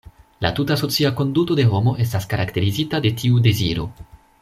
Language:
Esperanto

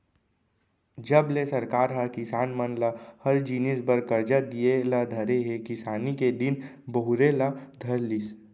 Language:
Chhattisgarhi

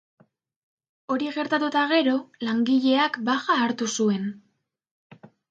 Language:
Basque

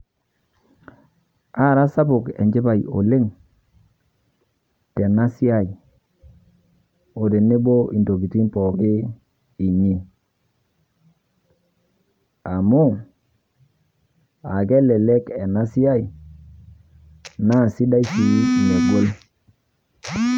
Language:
Masai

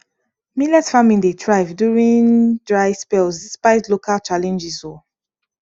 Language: Nigerian Pidgin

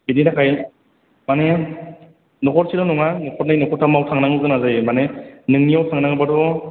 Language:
Bodo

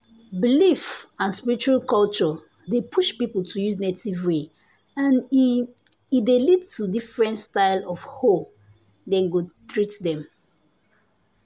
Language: Nigerian Pidgin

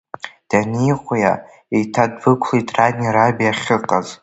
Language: Abkhazian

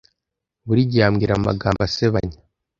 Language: Kinyarwanda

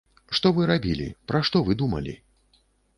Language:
Belarusian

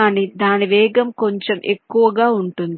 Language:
Telugu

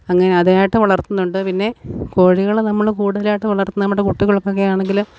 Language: Malayalam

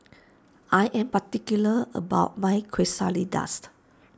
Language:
English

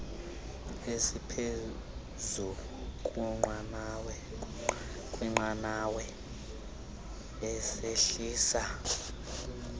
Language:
Xhosa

